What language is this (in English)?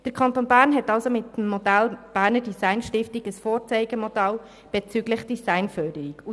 Swiss German